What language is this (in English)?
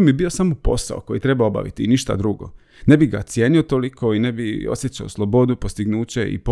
Croatian